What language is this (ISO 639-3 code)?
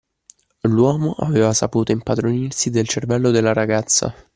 ita